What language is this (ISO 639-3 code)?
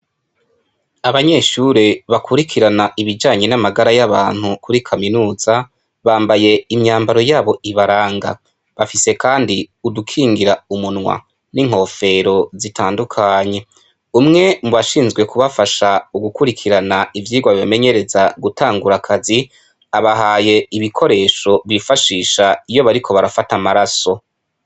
run